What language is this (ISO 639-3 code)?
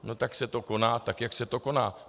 ces